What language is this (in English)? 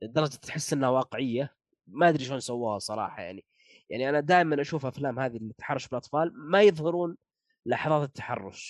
Arabic